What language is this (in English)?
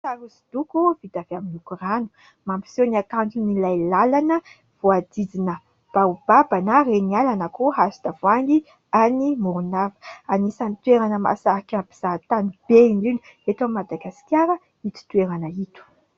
Malagasy